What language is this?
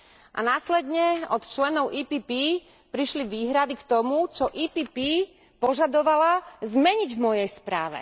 Slovak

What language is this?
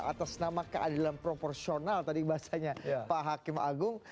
Indonesian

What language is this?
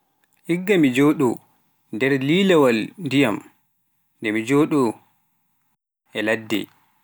Pular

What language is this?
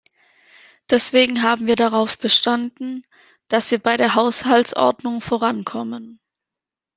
German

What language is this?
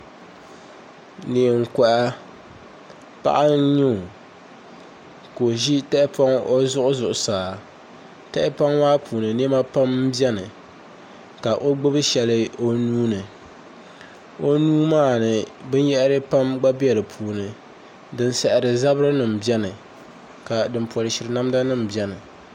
Dagbani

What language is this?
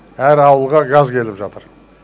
Kazakh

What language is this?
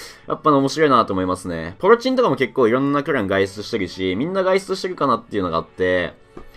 Japanese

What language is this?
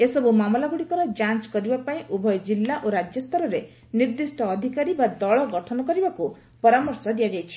Odia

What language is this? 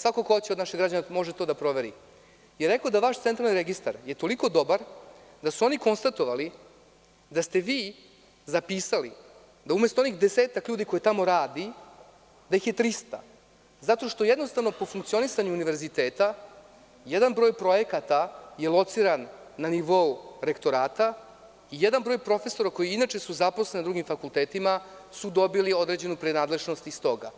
Serbian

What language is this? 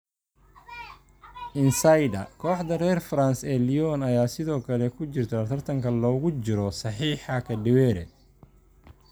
Somali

